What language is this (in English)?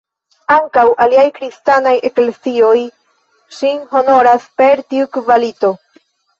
Esperanto